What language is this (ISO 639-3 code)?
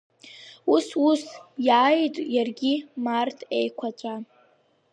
abk